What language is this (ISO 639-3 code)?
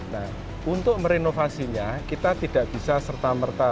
ind